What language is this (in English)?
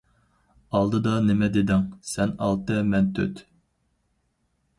Uyghur